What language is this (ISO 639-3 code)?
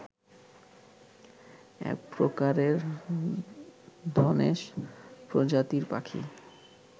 ben